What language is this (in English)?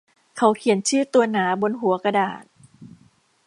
Thai